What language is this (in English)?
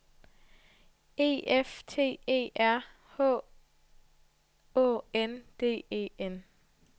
Danish